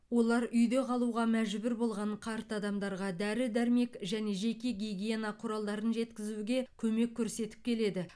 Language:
Kazakh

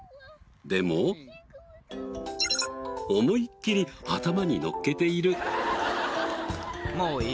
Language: Japanese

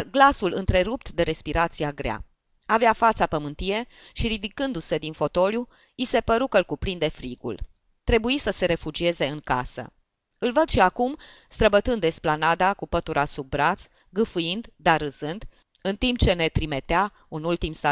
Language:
Romanian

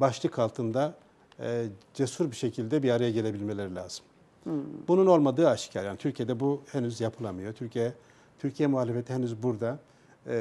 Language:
Turkish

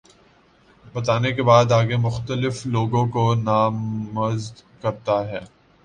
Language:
Urdu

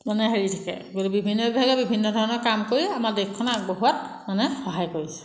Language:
Assamese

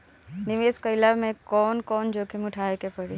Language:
Bhojpuri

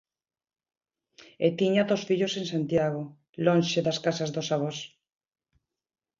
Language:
Galician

